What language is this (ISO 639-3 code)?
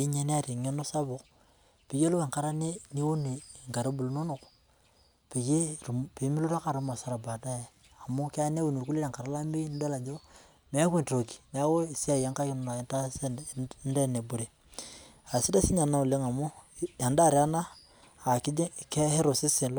mas